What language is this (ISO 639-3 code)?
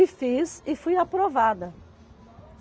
por